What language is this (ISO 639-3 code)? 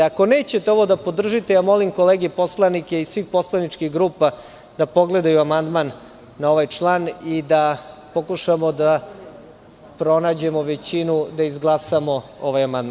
srp